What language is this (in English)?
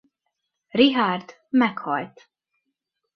Hungarian